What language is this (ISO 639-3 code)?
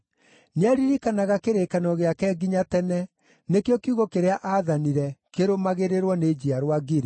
kik